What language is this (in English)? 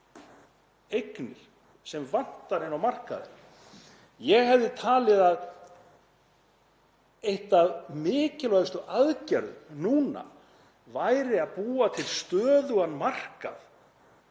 Icelandic